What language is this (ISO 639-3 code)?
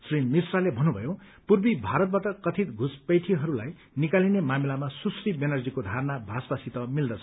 nep